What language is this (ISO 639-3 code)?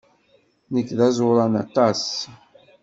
kab